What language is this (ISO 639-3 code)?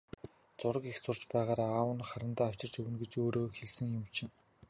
mon